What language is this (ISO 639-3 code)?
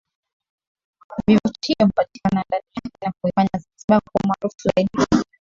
swa